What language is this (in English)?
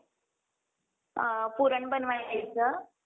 Marathi